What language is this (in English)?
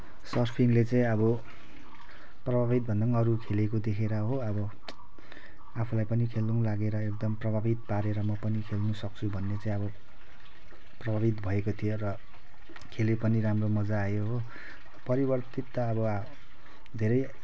Nepali